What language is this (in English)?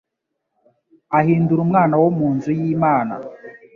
Kinyarwanda